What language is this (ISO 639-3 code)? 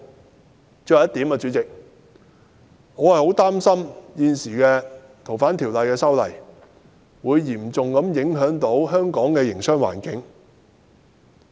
yue